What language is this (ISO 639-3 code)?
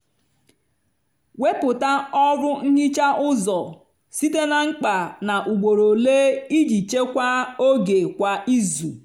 ibo